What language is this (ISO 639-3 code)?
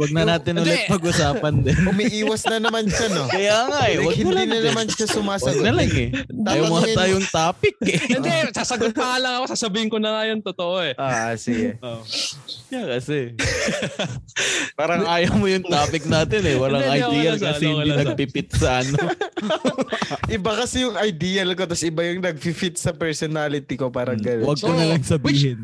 fil